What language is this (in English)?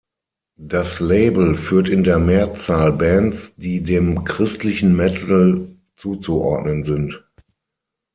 German